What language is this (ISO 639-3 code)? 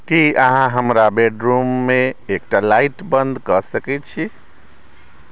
mai